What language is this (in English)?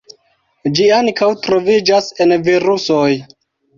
Esperanto